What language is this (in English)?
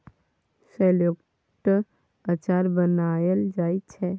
Maithili